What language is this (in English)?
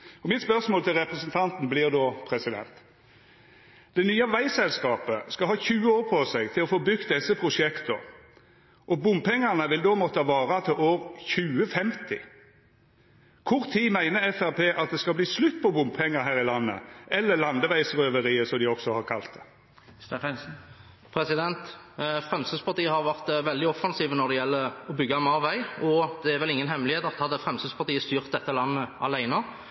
Norwegian